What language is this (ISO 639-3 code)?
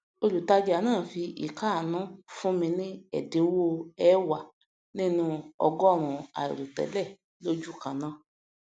yor